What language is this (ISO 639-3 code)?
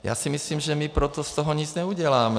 ces